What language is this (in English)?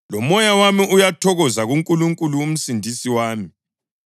North Ndebele